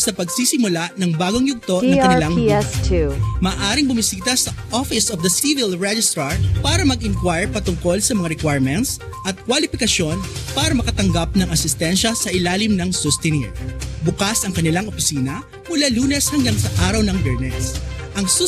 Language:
Filipino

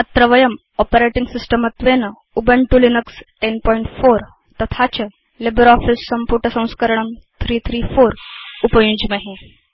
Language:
Sanskrit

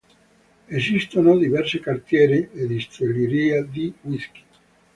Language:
Italian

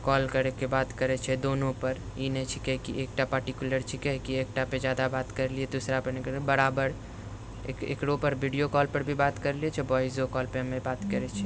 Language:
Maithili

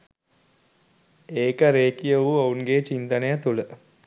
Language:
Sinhala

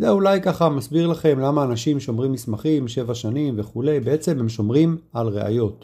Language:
Hebrew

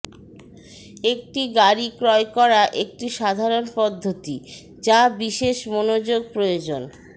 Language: Bangla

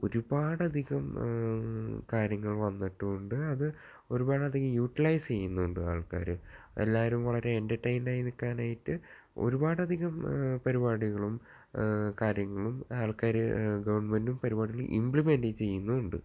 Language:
Malayalam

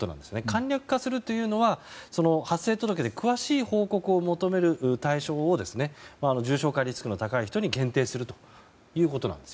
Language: Japanese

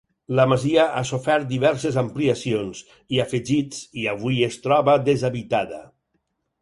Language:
Catalan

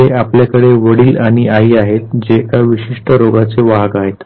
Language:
Marathi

